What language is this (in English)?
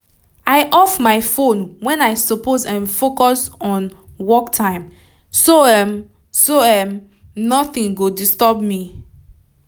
Nigerian Pidgin